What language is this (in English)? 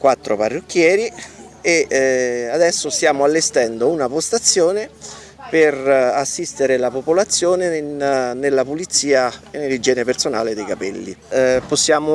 Italian